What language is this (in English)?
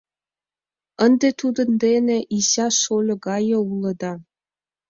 Mari